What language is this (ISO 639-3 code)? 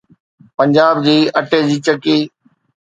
snd